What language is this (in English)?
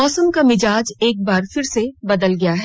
Hindi